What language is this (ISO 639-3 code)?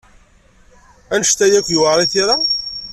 kab